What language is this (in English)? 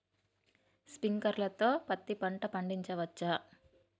Telugu